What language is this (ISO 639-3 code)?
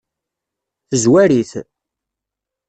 kab